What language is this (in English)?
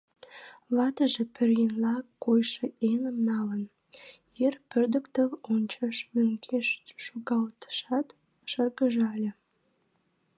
Mari